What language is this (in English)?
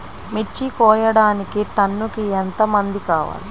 Telugu